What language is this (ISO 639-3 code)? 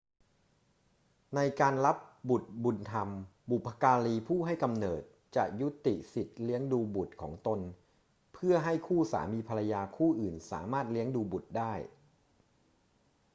tha